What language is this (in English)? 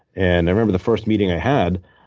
English